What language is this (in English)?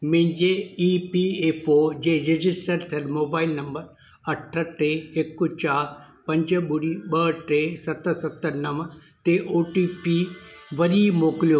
Sindhi